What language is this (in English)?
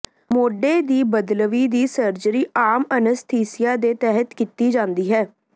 Punjabi